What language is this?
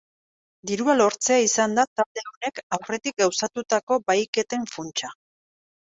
Basque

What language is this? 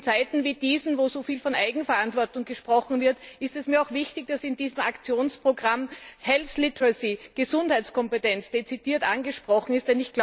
German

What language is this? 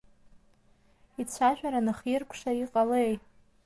Abkhazian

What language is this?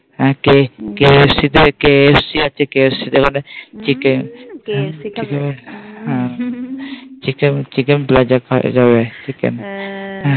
Bangla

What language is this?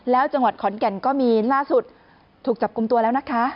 Thai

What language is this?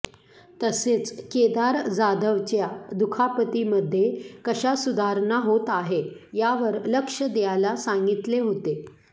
Marathi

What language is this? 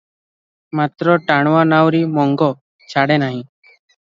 Odia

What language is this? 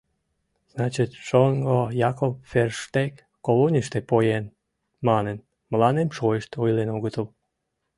Mari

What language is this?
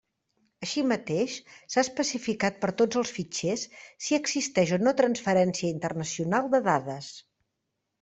Catalan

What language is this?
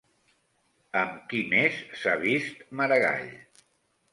Catalan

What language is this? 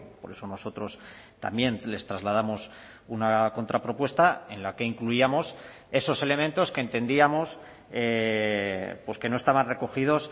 Spanish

